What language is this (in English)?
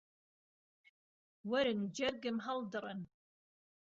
Central Kurdish